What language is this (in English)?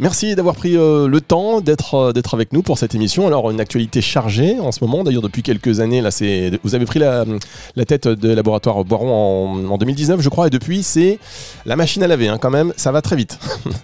French